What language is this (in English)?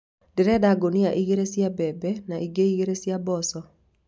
Kikuyu